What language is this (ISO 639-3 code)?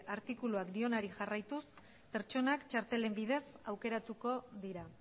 eus